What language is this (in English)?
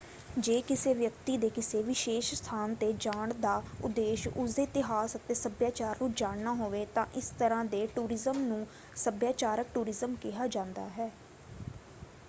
Punjabi